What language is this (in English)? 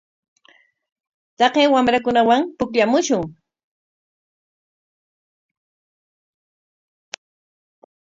Corongo Ancash Quechua